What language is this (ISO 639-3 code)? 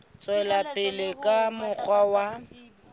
sot